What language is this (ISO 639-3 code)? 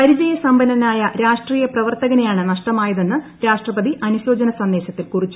mal